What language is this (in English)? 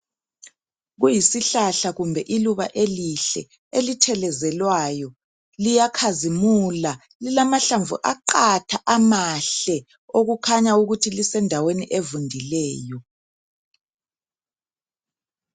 North Ndebele